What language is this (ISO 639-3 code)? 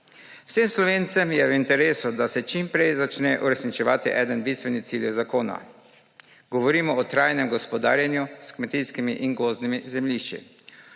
slv